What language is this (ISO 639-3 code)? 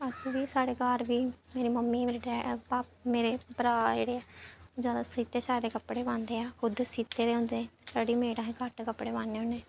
doi